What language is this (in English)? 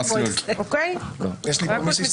Hebrew